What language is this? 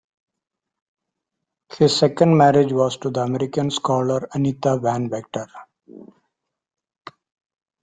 English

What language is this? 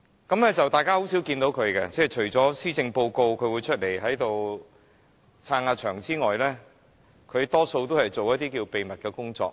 Cantonese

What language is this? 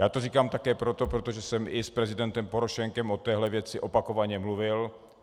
Czech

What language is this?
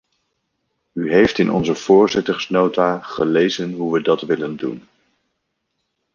Dutch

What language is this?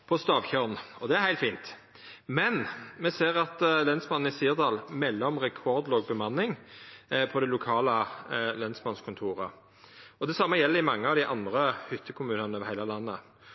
Norwegian Nynorsk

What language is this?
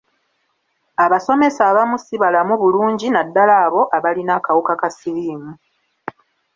Ganda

